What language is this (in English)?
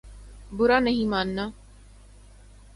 Urdu